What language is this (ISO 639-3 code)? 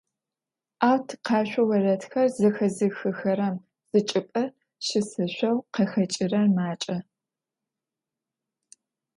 ady